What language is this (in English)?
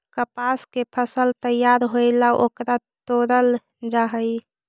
Magahi